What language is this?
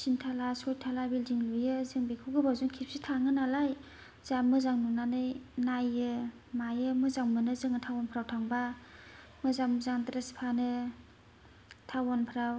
Bodo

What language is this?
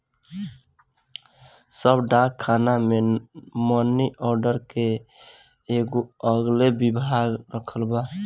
Bhojpuri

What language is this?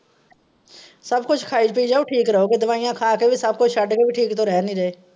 Punjabi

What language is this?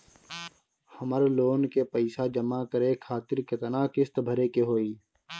Bhojpuri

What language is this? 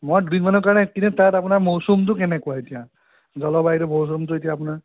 Assamese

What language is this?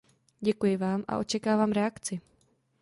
Czech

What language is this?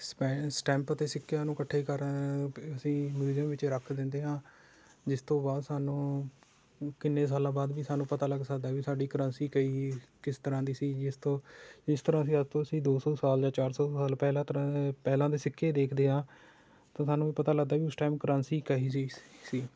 Punjabi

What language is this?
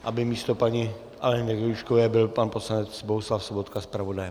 Czech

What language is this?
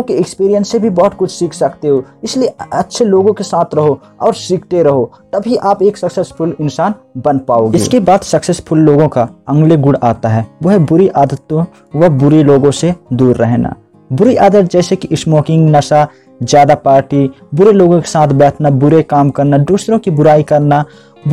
Hindi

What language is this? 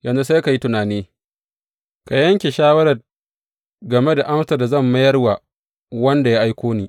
Hausa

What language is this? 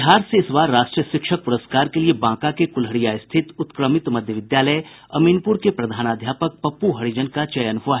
Hindi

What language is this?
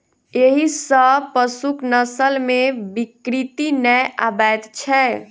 Maithili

